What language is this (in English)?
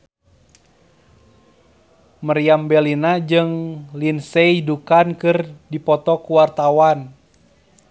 Sundanese